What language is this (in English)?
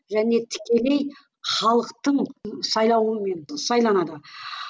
Kazakh